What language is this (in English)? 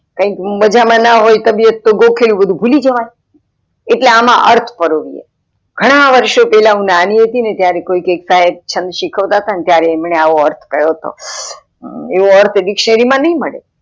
Gujarati